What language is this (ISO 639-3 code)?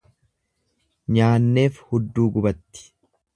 orm